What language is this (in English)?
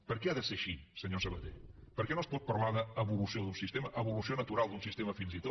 Catalan